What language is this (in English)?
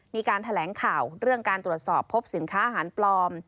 Thai